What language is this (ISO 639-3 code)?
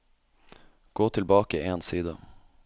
nor